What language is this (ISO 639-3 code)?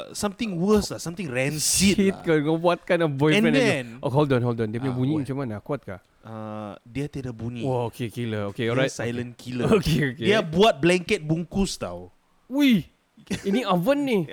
msa